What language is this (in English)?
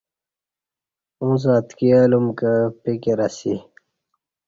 Kati